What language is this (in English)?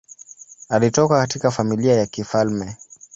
Swahili